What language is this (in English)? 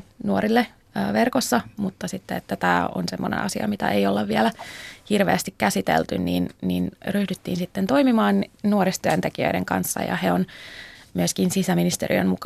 Finnish